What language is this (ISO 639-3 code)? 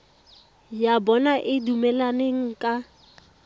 tsn